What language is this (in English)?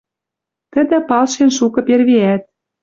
Western Mari